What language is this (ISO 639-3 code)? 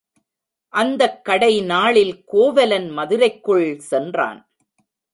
tam